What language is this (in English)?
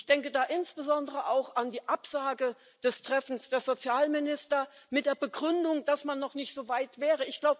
German